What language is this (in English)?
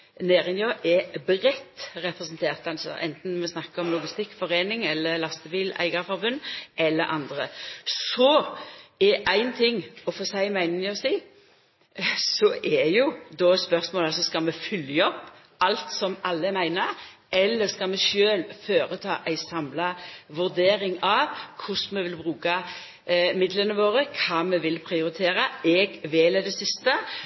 Norwegian Nynorsk